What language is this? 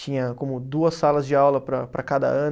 Portuguese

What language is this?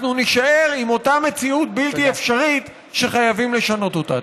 Hebrew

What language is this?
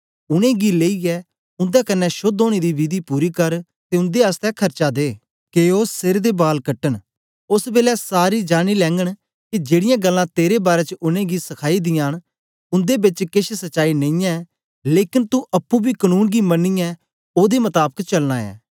Dogri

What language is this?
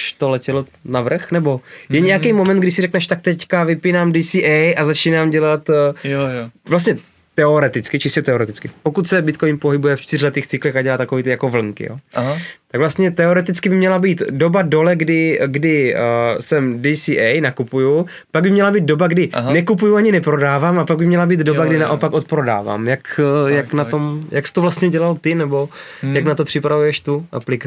Czech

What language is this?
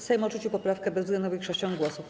Polish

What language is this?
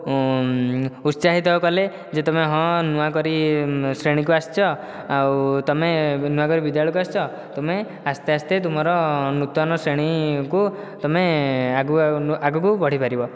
Odia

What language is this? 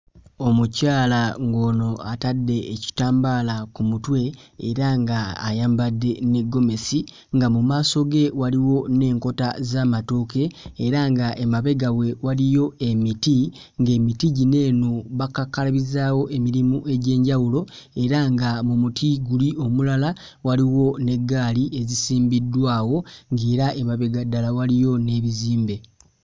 Ganda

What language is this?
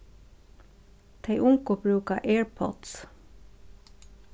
Faroese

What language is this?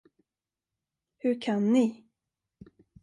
Swedish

